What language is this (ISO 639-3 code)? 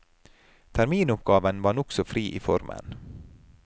nor